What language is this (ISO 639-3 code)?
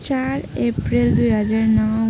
nep